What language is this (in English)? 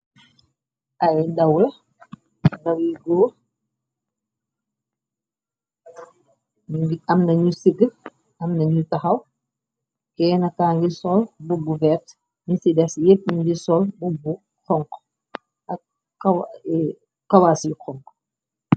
Wolof